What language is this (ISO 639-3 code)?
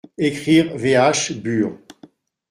fra